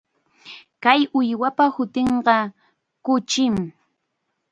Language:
Chiquián Ancash Quechua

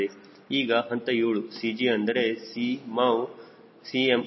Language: Kannada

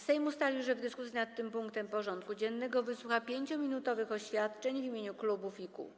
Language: Polish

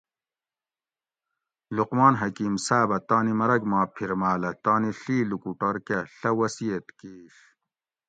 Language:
Gawri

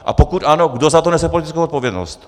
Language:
Czech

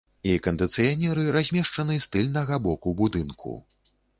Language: Belarusian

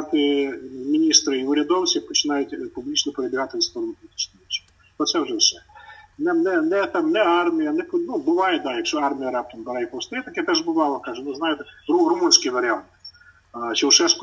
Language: Ukrainian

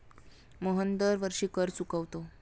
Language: Marathi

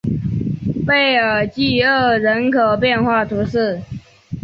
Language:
Chinese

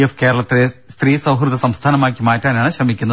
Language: Malayalam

